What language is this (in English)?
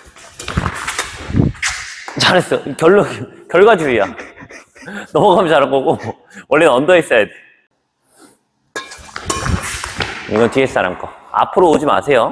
Korean